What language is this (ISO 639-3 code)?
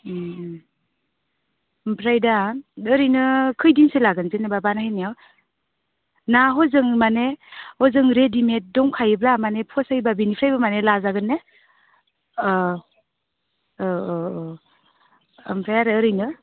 brx